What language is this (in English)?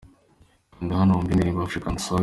Kinyarwanda